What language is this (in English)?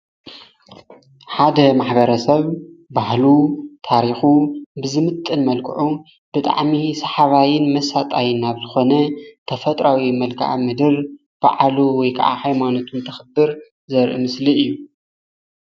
Tigrinya